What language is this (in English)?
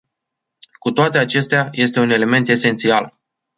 Romanian